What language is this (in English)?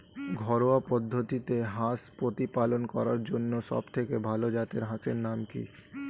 Bangla